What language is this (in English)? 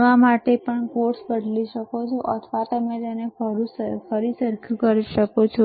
Gujarati